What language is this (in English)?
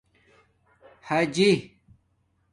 Domaaki